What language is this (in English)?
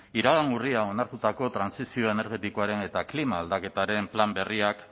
Basque